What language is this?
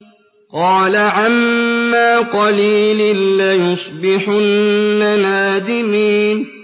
Arabic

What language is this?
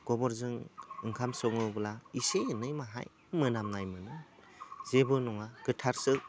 Bodo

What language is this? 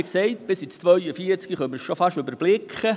Swiss German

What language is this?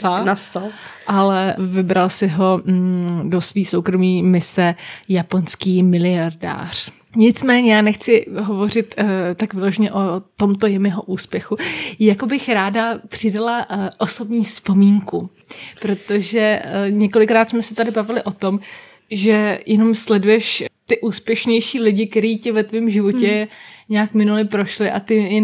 Czech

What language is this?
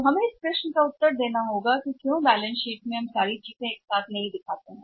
Hindi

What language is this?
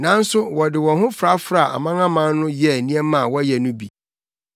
Akan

